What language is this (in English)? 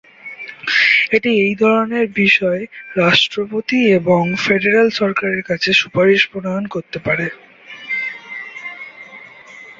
Bangla